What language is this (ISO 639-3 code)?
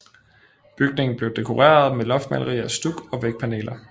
dan